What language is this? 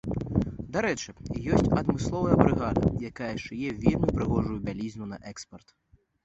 Belarusian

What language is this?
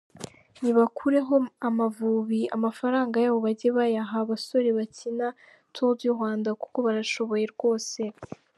Kinyarwanda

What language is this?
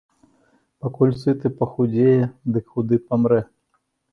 Belarusian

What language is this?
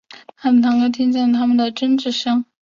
Chinese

